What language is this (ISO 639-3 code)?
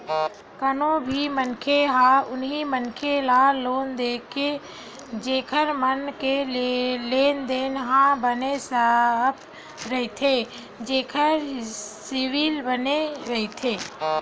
hne